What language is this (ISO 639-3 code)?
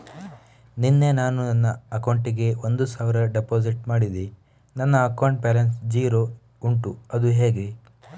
kan